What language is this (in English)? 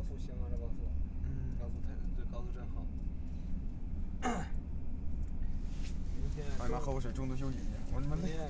Chinese